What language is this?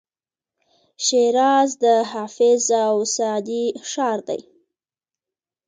Pashto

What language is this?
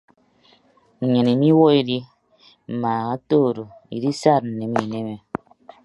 Ibibio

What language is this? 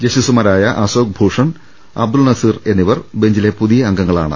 Malayalam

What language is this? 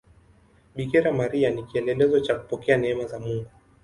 Swahili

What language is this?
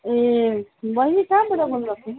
Nepali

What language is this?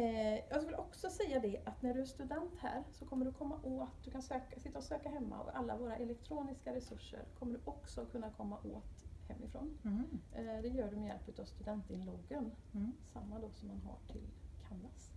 Swedish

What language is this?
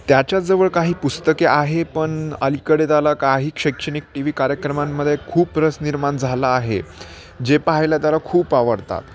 Marathi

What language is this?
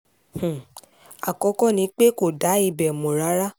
Yoruba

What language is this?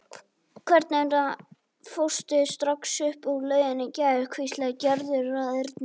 Icelandic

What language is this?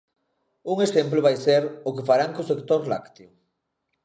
Galician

